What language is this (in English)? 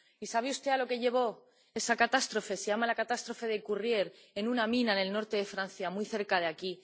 Spanish